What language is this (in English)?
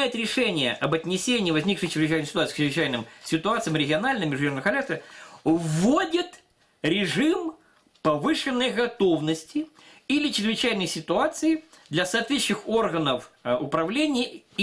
Russian